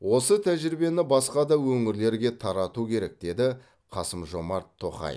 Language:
Kazakh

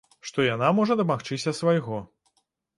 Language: Belarusian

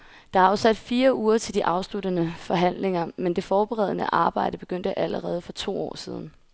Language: Danish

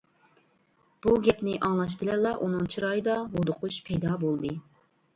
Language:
Uyghur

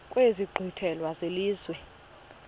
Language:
Xhosa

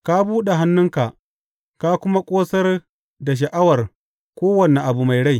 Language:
Hausa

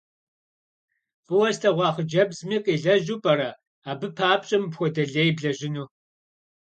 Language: Kabardian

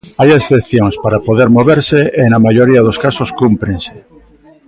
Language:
Galician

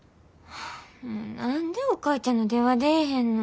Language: Japanese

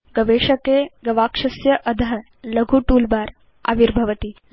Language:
Sanskrit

